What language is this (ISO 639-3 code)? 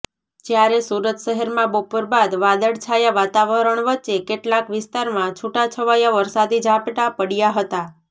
guj